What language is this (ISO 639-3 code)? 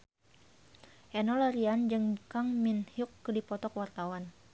sun